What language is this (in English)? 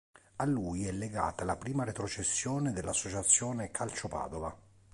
Italian